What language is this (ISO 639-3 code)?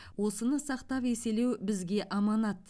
kaz